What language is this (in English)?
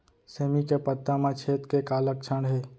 Chhattisgarhi